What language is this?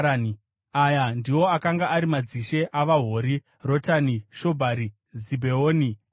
Shona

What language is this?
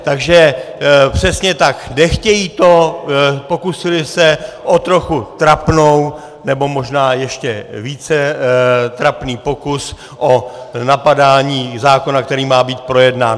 Czech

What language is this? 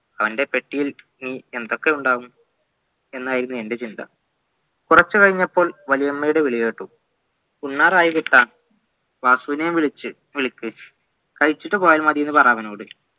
Malayalam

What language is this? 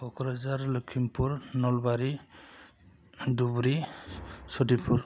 Bodo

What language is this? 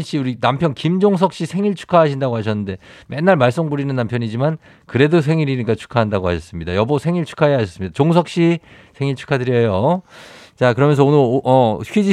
Korean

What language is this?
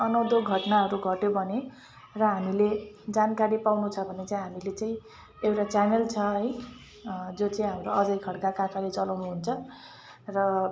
Nepali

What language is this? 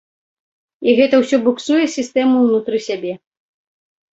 Belarusian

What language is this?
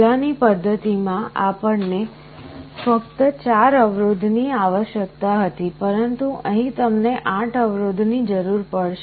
Gujarati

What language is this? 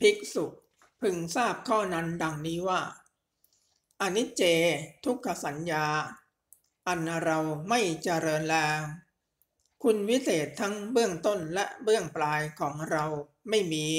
Thai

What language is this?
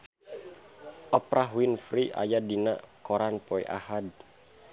Sundanese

